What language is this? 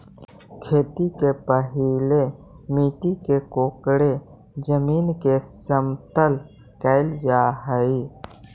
Magahi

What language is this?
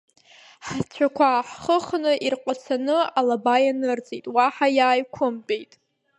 Abkhazian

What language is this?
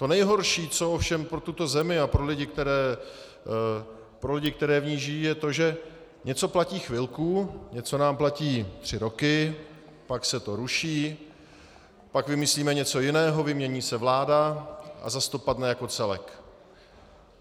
Czech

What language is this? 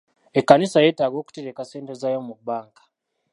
Ganda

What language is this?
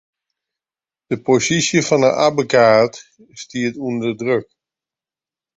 Western Frisian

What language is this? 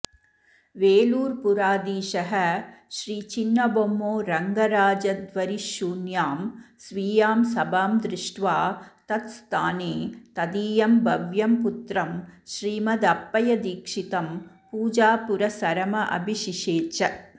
Sanskrit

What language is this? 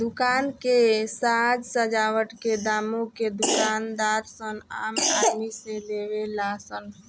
Bhojpuri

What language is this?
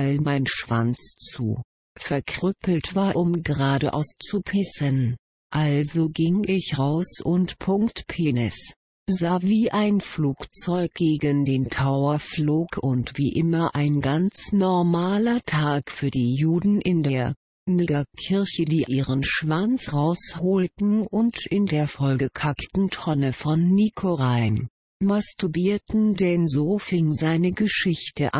German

